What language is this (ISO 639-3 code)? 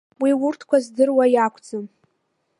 abk